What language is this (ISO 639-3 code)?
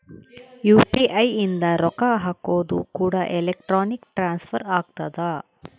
kan